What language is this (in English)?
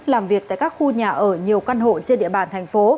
Vietnamese